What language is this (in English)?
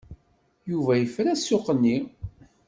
Kabyle